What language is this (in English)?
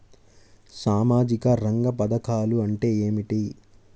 Telugu